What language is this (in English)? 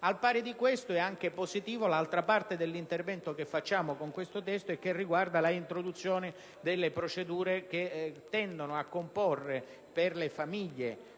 Italian